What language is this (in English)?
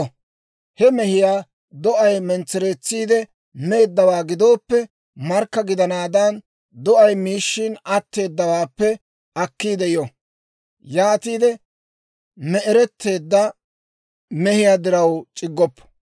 Dawro